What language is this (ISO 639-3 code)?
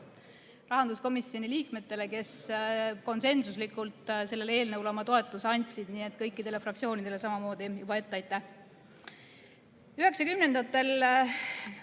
est